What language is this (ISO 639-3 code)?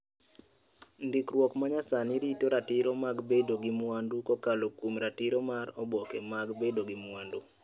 luo